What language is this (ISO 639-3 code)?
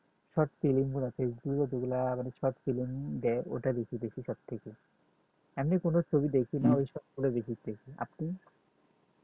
ben